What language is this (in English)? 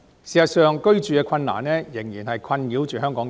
Cantonese